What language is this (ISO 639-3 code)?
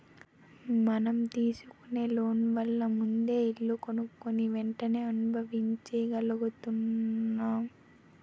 tel